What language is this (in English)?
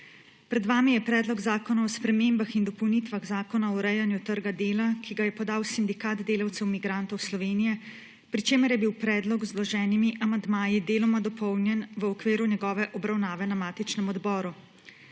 Slovenian